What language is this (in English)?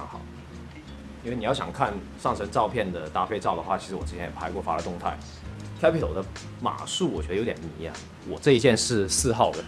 Chinese